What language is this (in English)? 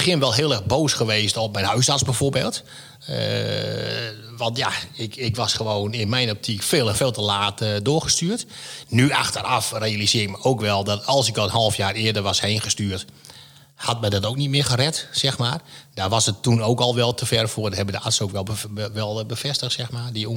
Dutch